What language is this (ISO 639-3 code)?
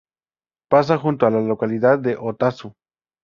spa